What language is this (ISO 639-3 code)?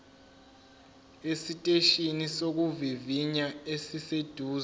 zul